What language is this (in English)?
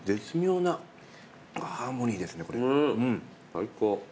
Japanese